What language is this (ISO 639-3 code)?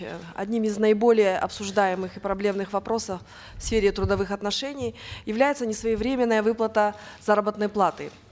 kaz